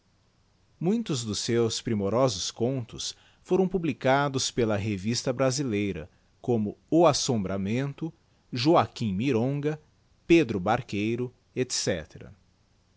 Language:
Portuguese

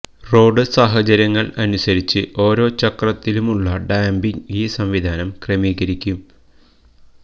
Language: Malayalam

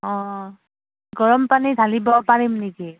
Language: Assamese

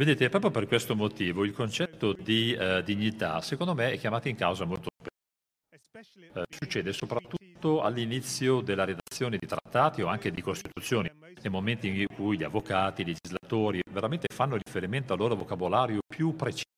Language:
Italian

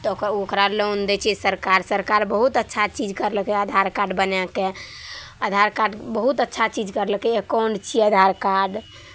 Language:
Maithili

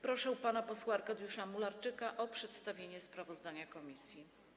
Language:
Polish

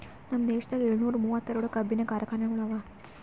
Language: Kannada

